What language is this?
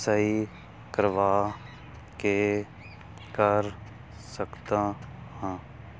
Punjabi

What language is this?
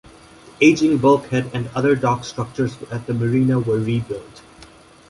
English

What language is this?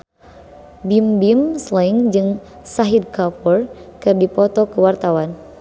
Sundanese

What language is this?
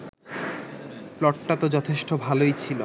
Bangla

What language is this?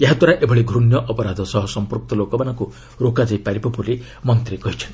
Odia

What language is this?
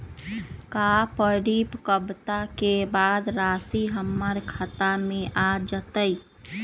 Magahi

